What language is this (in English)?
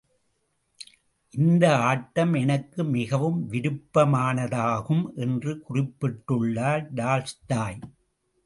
Tamil